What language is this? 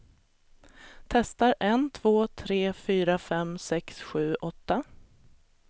Swedish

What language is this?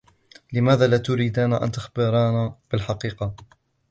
Arabic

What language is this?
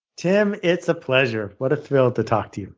English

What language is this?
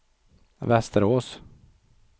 Swedish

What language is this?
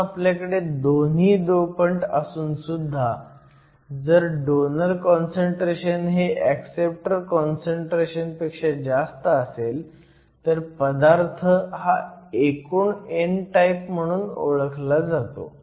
Marathi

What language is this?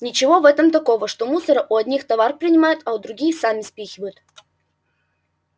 Russian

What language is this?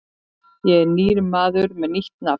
Icelandic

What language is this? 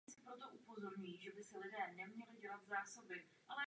Czech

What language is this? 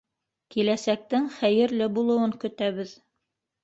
Bashkir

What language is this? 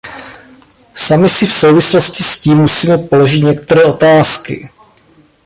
Czech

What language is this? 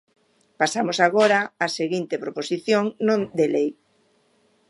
Galician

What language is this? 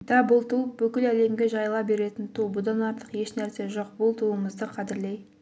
Kazakh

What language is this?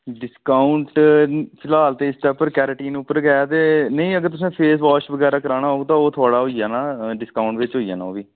Dogri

